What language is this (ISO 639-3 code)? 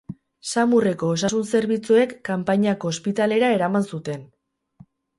eus